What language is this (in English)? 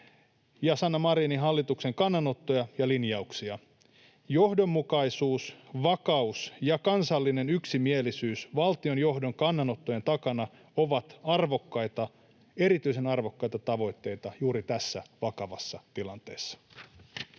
Finnish